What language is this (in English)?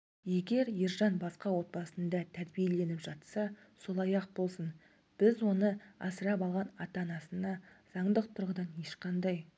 Kazakh